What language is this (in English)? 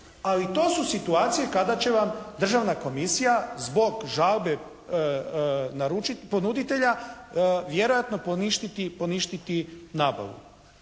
Croatian